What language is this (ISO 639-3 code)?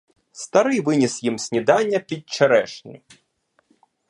ukr